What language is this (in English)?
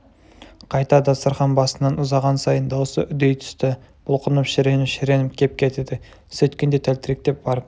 Kazakh